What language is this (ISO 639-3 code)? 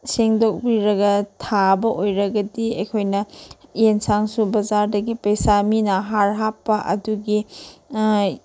mni